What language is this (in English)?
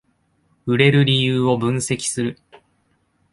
Japanese